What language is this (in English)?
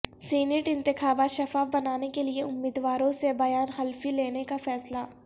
Urdu